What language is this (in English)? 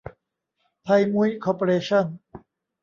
Thai